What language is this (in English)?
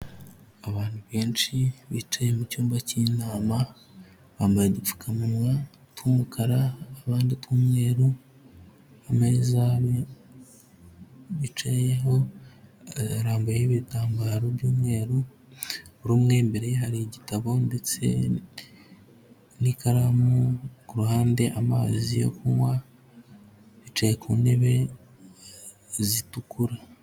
Kinyarwanda